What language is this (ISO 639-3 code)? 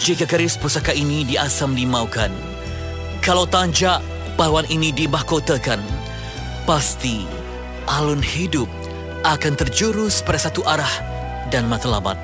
msa